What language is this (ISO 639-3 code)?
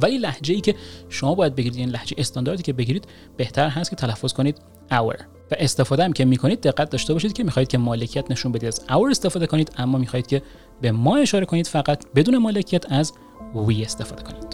fas